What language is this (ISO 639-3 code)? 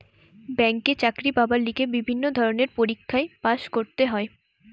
ben